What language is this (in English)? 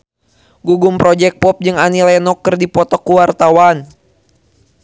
Sundanese